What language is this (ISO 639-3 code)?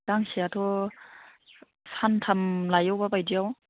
brx